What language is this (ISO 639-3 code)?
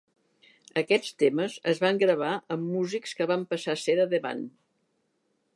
cat